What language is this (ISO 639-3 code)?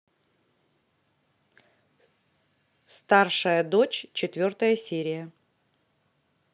rus